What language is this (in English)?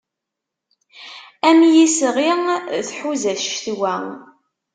Kabyle